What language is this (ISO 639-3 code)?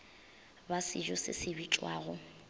nso